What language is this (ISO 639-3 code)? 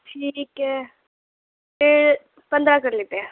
urd